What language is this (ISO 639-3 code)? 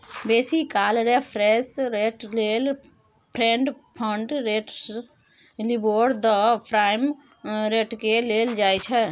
mai